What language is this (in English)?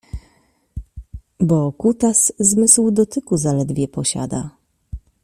Polish